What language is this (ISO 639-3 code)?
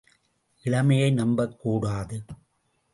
tam